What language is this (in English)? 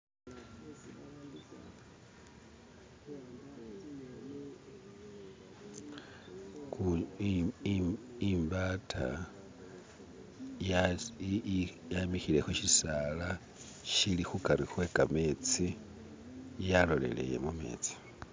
Masaaba